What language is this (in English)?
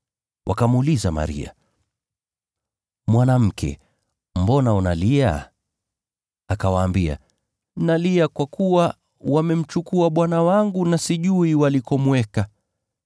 Swahili